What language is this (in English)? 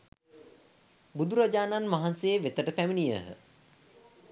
Sinhala